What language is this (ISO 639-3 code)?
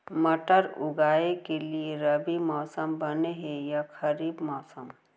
hne